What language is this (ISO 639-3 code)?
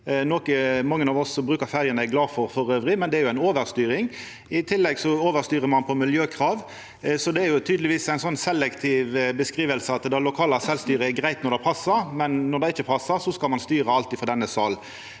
nor